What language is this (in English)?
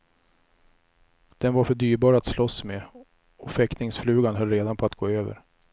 Swedish